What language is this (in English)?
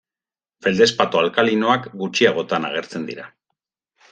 Basque